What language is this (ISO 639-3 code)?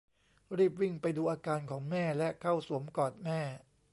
tha